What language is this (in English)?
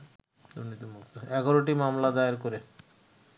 Bangla